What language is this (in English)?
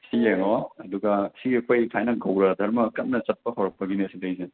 Manipuri